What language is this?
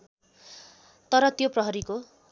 Nepali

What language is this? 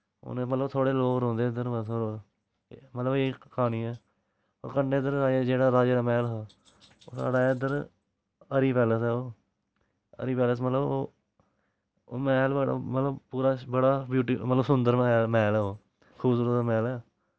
Dogri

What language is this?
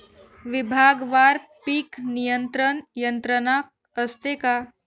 Marathi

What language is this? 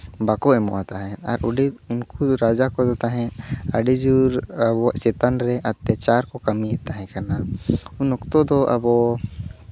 Santali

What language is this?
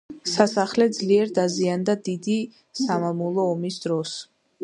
Georgian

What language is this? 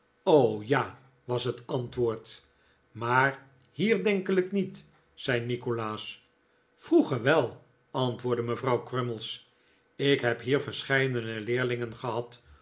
Dutch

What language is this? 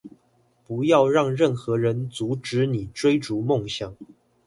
Chinese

